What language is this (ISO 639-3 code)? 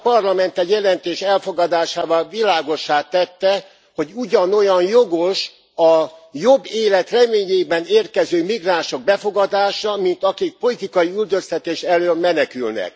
hun